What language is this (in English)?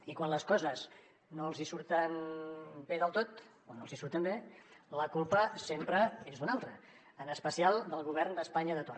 Catalan